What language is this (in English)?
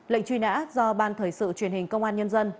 Vietnamese